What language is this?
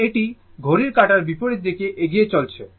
Bangla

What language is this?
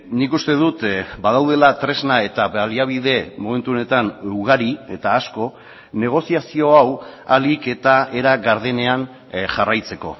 Basque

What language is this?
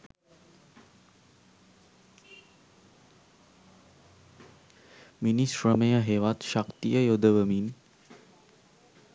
Sinhala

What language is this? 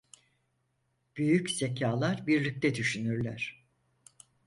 Turkish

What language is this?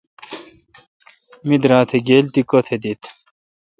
Kalkoti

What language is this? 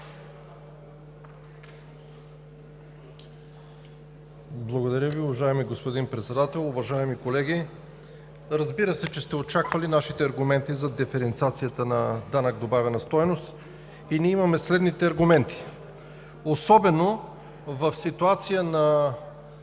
Bulgarian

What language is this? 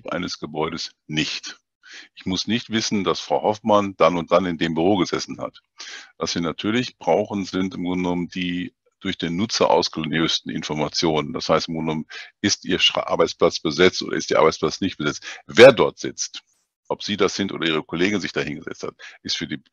German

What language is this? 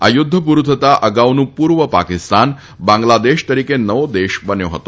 Gujarati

